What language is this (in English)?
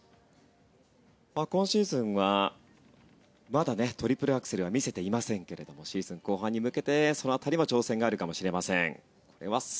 Japanese